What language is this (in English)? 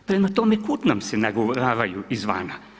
Croatian